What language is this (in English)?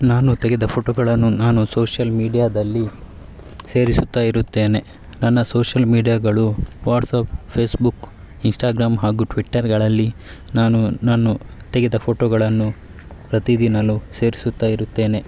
Kannada